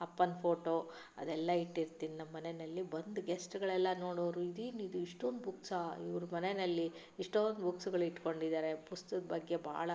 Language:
Kannada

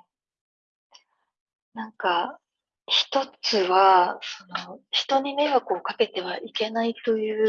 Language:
Japanese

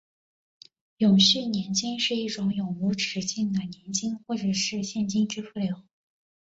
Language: Chinese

